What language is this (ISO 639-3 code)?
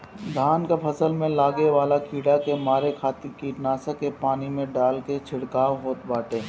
bho